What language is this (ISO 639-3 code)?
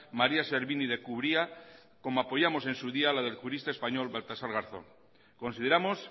spa